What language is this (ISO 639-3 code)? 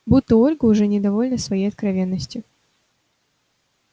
rus